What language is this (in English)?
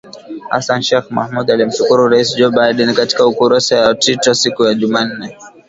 Swahili